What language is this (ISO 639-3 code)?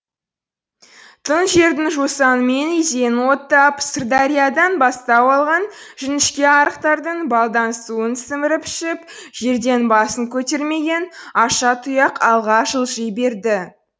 kaz